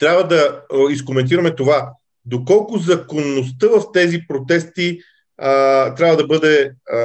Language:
Bulgarian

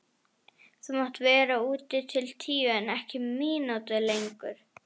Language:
Icelandic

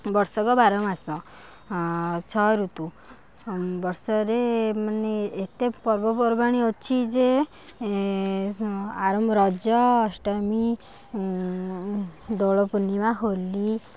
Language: Odia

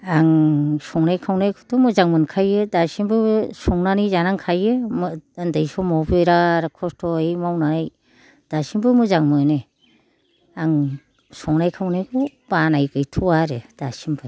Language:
Bodo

